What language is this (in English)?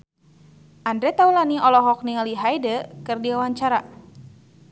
Sundanese